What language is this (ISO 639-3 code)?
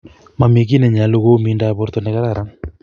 kln